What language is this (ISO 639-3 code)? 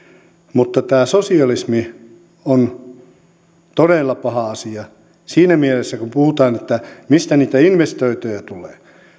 fin